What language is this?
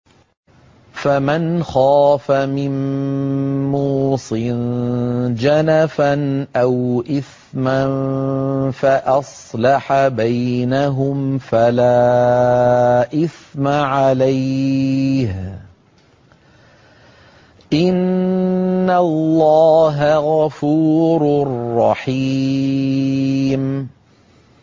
Arabic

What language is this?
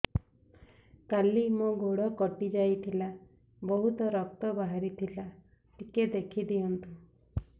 Odia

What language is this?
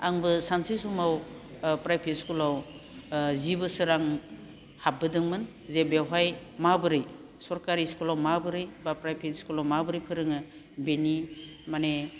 Bodo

